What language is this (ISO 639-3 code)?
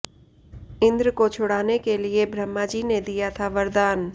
hin